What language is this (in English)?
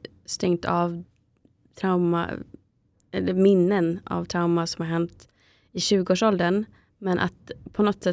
Swedish